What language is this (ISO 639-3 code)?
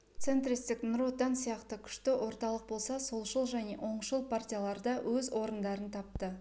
kaz